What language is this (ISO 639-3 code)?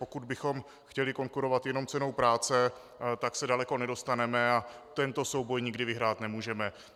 ces